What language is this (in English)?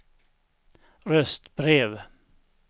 Swedish